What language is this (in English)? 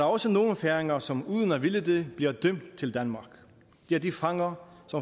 Danish